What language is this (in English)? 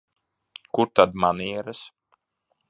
Latvian